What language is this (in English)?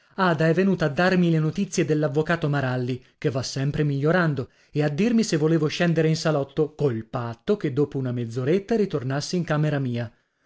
Italian